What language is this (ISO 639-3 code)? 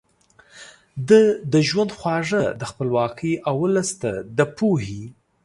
pus